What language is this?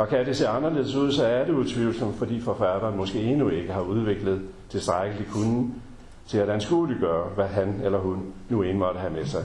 Danish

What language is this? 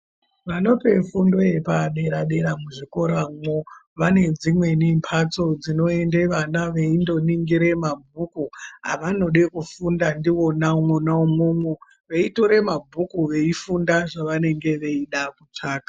Ndau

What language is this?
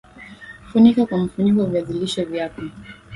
Swahili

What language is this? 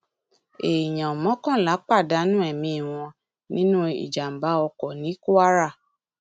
Yoruba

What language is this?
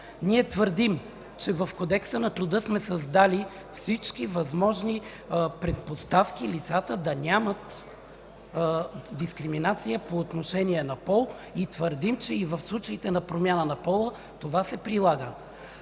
Bulgarian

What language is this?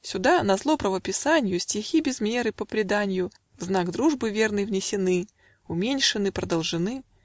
Russian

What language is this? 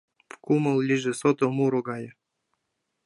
Mari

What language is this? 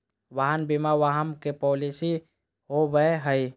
Magahi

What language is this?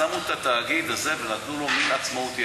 Hebrew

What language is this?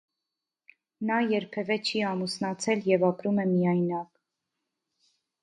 Armenian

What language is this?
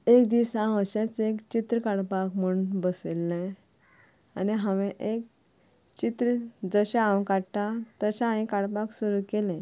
Konkani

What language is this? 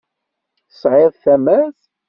Kabyle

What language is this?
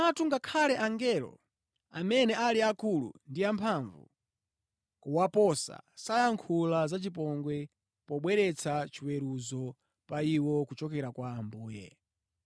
Nyanja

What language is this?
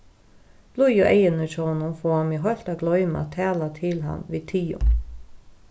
Faroese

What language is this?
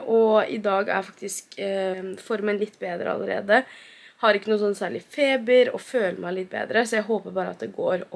Norwegian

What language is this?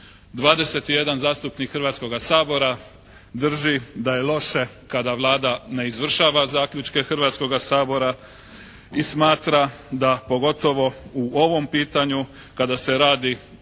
Croatian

